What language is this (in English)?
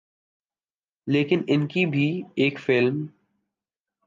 Urdu